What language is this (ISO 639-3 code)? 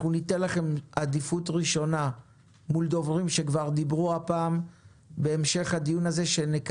heb